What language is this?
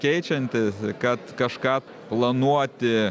Lithuanian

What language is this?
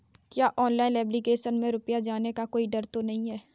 Hindi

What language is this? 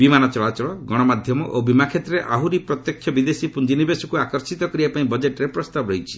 Odia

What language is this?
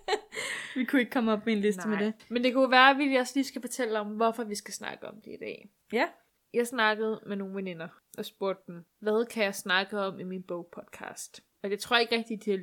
Danish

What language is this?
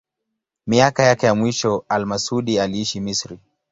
Swahili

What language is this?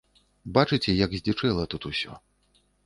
Belarusian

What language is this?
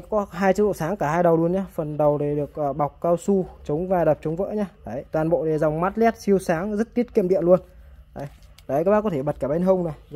Vietnamese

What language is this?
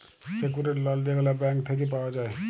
Bangla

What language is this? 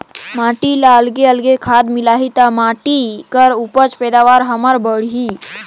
Chhattisgarhi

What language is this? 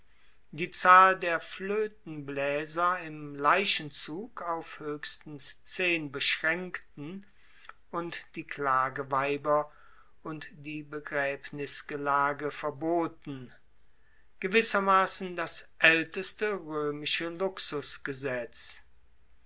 German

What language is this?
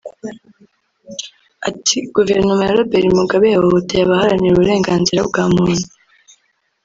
Kinyarwanda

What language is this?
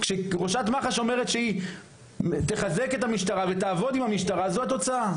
Hebrew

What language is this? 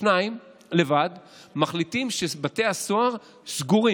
Hebrew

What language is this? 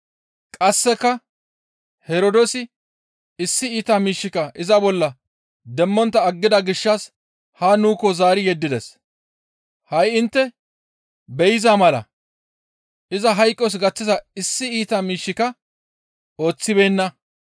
Gamo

